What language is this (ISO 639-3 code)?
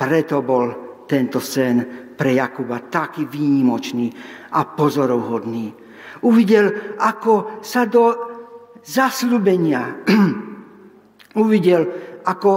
slk